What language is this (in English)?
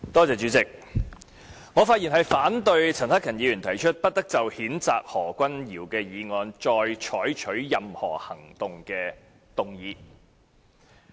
Cantonese